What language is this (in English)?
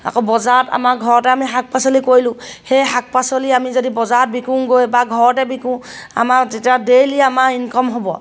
Assamese